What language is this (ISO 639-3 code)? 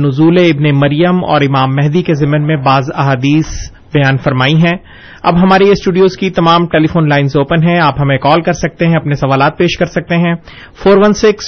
urd